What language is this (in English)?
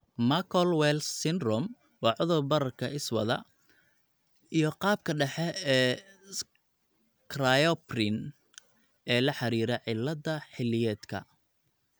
Somali